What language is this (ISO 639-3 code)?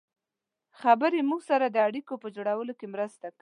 pus